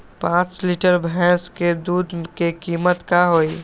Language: Magahi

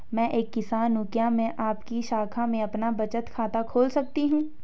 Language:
Hindi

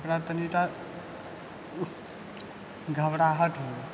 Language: Maithili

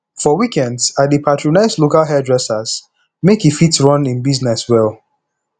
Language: Nigerian Pidgin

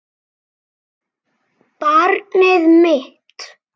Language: Icelandic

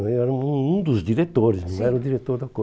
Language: Portuguese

